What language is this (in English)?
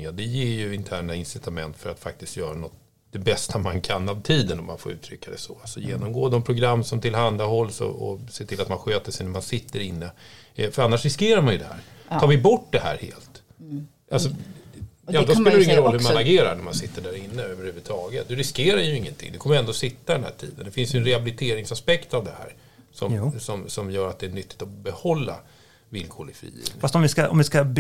Swedish